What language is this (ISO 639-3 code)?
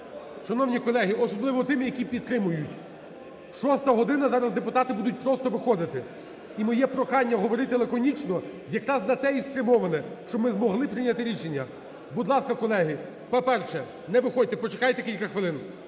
ukr